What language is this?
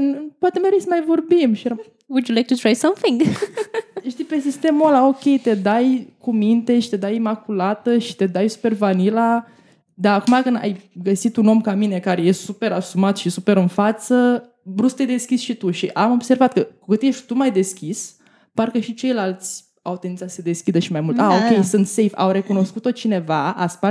Romanian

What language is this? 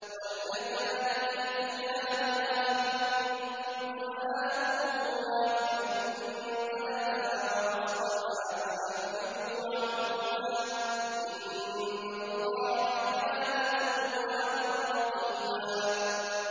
Arabic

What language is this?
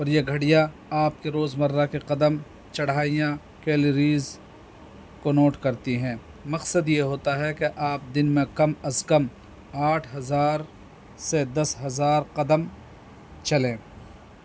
Urdu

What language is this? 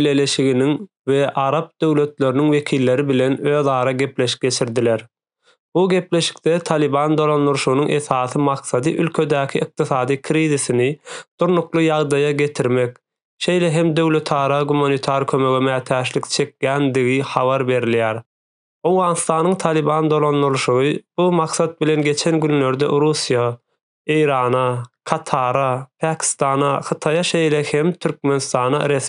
Turkish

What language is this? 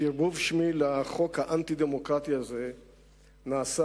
Hebrew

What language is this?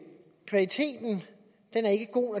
Danish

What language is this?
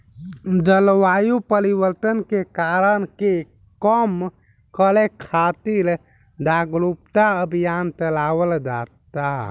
Bhojpuri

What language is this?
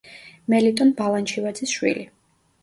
Georgian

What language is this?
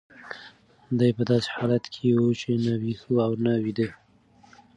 Pashto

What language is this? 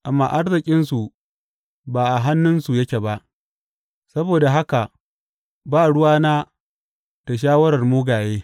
Hausa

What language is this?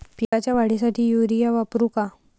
Marathi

